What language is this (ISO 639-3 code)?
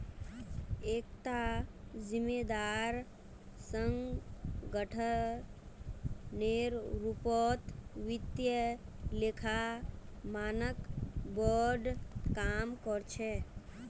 mag